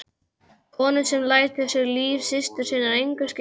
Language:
Icelandic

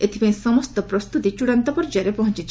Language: Odia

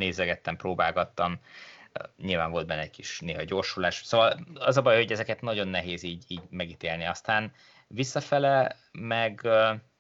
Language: Hungarian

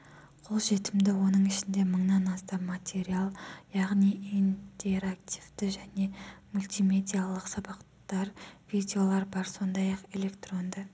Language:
Kazakh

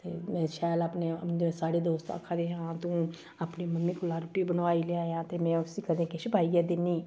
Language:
Dogri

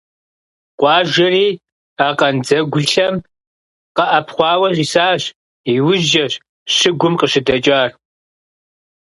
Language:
Kabardian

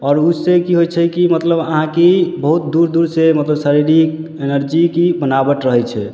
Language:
Maithili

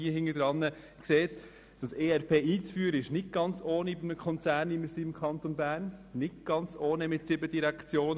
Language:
Swiss German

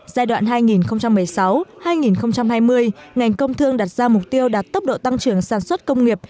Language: Vietnamese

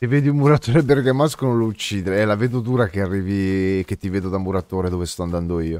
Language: Italian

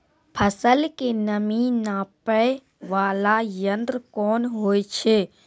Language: Maithili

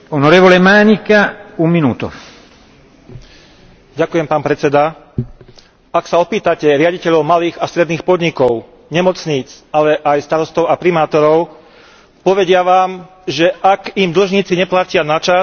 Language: Slovak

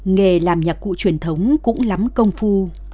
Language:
Vietnamese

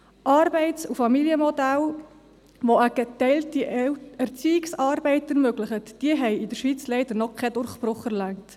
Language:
Swiss German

